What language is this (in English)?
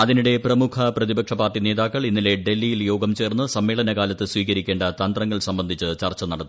Malayalam